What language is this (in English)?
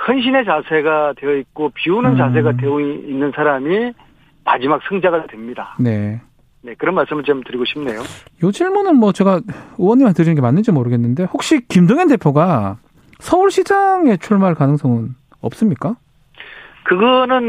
Korean